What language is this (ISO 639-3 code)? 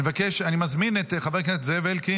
heb